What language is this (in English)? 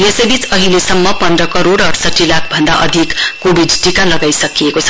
Nepali